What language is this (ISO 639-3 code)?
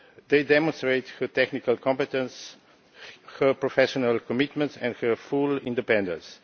eng